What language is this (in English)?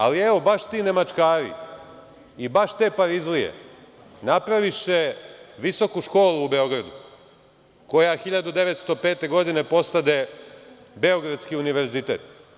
Serbian